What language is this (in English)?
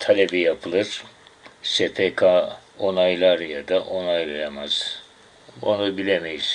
Turkish